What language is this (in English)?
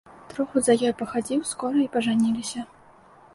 Belarusian